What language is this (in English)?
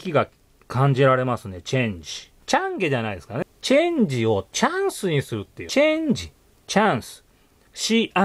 Japanese